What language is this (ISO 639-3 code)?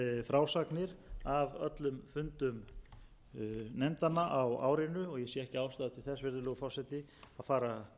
isl